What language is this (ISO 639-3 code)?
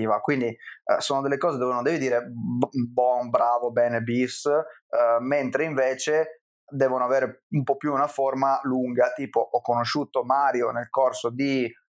ita